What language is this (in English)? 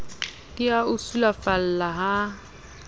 Southern Sotho